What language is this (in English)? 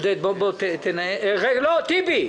Hebrew